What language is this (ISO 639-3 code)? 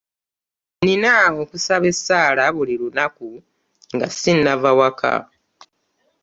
lug